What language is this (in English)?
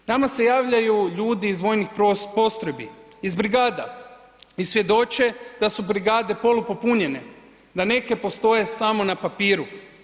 Croatian